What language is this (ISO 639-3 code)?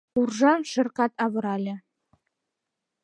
chm